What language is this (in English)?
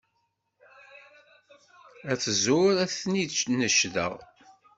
Kabyle